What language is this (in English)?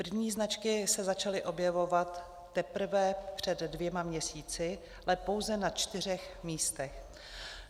Czech